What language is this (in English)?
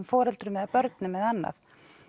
Icelandic